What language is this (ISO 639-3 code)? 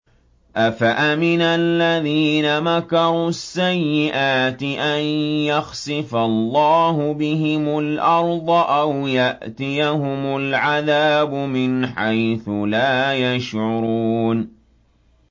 ara